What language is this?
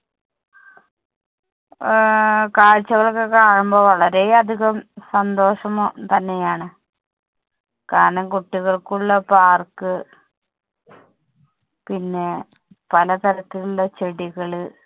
Malayalam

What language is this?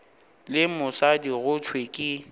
Northern Sotho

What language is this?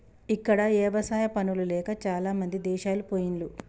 Telugu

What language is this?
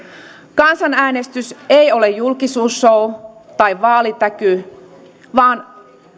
Finnish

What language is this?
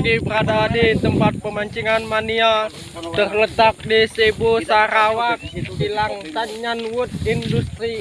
Indonesian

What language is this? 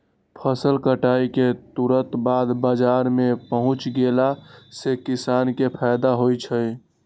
Magahi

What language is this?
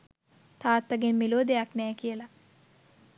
Sinhala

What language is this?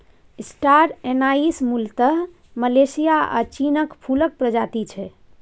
Maithili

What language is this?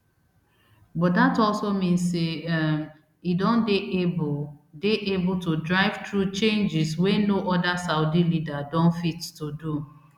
Nigerian Pidgin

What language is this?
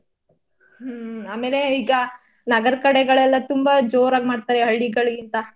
Kannada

